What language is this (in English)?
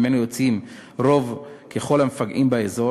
Hebrew